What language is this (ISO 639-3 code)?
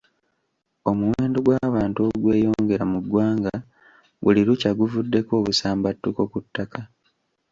lug